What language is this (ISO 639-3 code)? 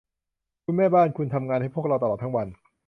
tha